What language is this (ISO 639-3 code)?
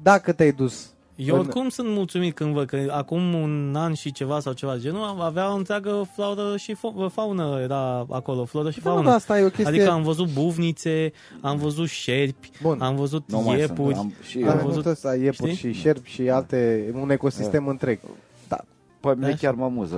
ron